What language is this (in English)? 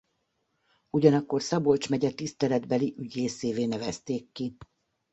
Hungarian